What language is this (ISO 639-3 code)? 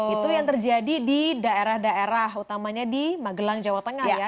ind